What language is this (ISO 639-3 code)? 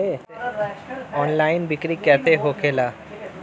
bho